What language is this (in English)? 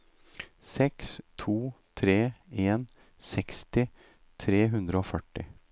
Norwegian